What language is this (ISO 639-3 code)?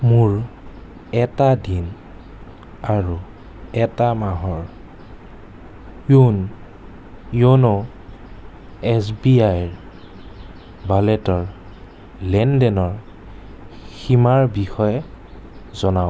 asm